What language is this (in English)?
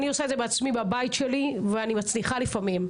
Hebrew